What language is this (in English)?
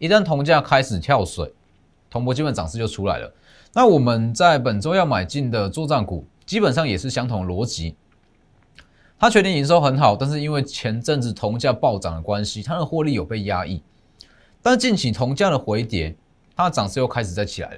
Chinese